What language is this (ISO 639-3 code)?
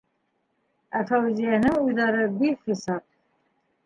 bak